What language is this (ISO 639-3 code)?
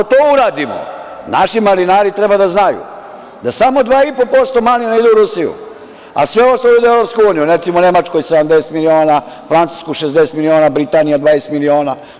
srp